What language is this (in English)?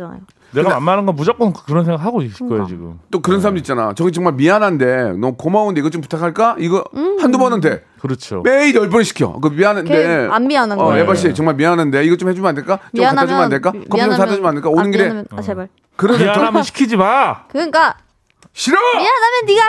Korean